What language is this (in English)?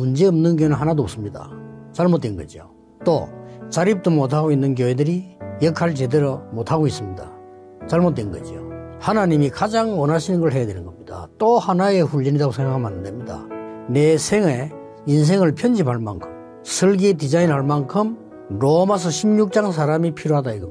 Korean